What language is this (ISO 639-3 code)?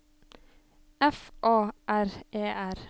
nor